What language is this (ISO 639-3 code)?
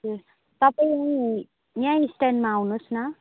nep